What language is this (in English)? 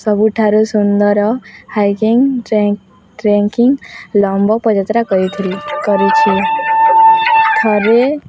Odia